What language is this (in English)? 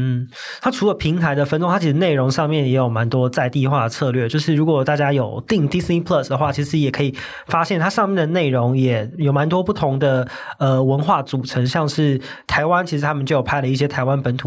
Chinese